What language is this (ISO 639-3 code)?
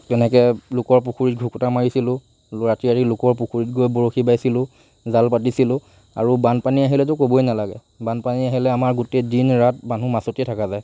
asm